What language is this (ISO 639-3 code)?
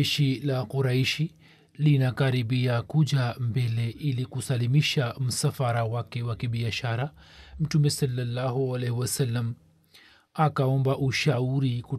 swa